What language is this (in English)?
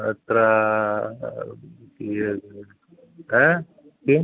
Sanskrit